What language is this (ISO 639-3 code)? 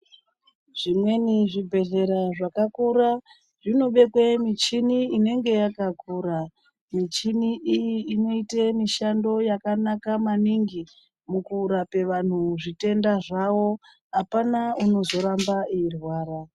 ndc